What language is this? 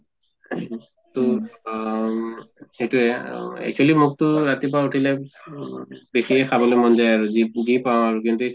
Assamese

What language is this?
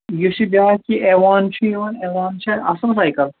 Kashmiri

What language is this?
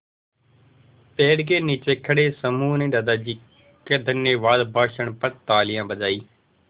Hindi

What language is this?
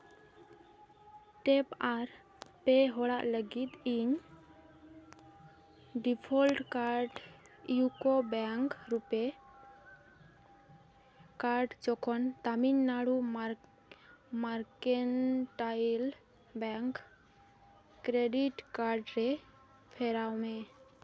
Santali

